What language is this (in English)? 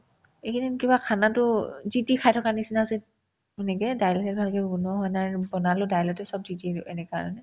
Assamese